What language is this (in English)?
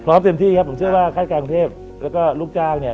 Thai